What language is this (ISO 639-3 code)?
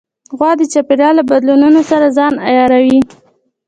pus